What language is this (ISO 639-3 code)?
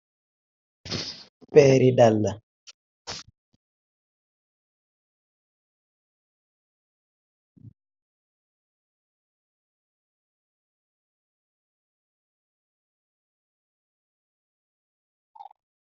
wol